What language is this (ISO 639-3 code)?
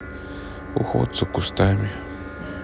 rus